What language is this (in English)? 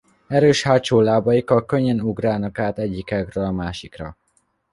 Hungarian